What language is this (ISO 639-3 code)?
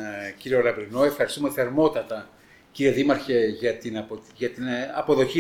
ell